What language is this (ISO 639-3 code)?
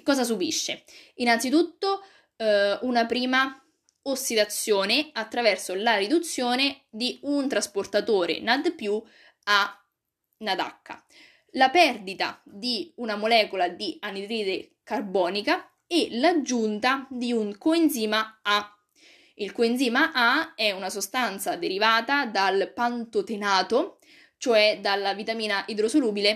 ita